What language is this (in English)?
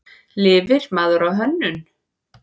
Icelandic